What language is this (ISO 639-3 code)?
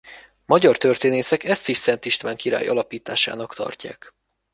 hun